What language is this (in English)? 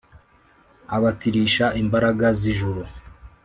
Kinyarwanda